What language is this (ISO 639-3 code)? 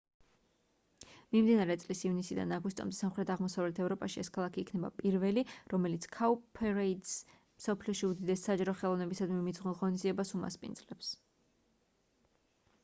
kat